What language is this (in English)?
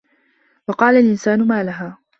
Arabic